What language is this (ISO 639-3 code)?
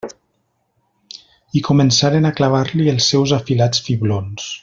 cat